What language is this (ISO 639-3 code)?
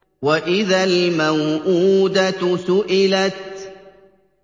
ara